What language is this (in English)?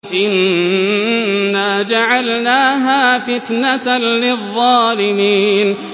Arabic